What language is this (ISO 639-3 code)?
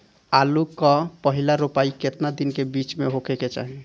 bho